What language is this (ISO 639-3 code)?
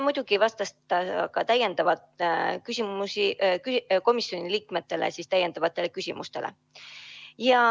est